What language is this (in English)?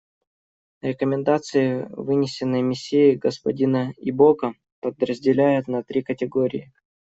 Russian